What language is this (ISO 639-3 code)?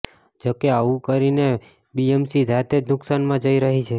guj